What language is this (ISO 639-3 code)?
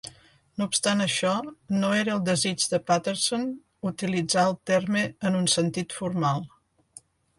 cat